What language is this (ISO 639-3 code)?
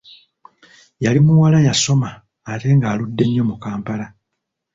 lug